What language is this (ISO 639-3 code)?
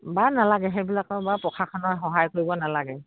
asm